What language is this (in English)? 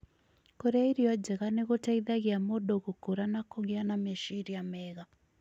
Kikuyu